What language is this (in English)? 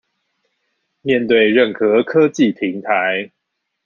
Chinese